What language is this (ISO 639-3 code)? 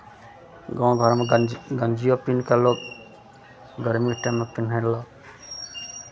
mai